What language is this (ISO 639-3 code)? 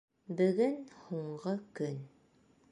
bak